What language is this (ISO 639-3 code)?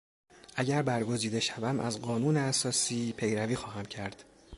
fas